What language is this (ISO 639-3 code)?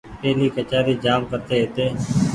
gig